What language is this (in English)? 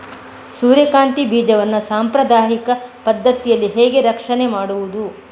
Kannada